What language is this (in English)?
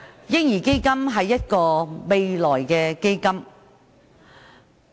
Cantonese